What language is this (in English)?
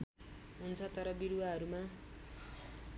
Nepali